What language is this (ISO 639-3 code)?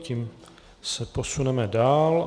ces